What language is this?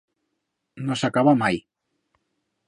Aragonese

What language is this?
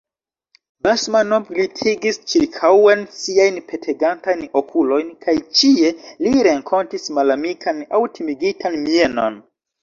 Esperanto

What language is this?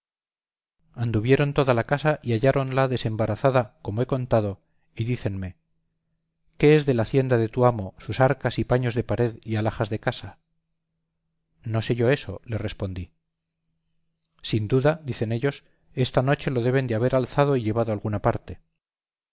Spanish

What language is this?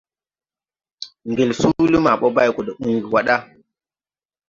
Tupuri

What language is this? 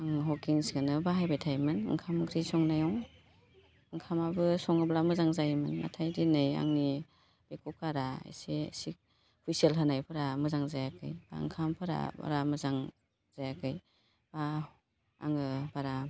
Bodo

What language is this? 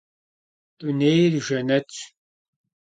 Kabardian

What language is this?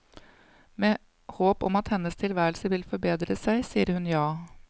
Norwegian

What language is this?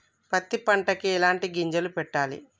Telugu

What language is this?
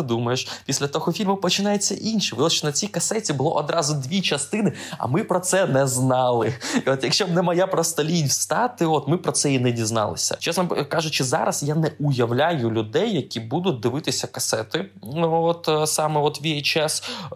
Ukrainian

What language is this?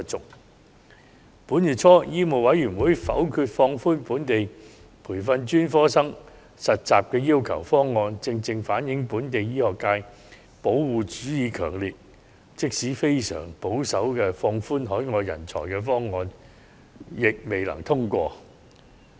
Cantonese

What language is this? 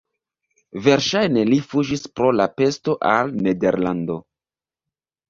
Esperanto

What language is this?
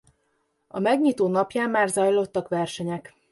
Hungarian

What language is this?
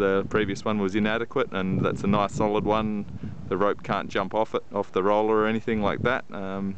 English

